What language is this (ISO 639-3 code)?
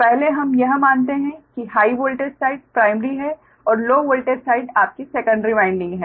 hin